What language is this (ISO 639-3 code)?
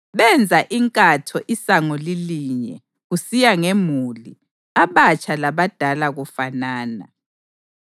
nde